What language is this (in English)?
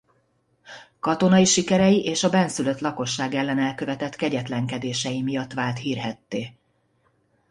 Hungarian